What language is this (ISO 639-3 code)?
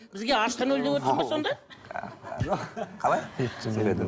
kaz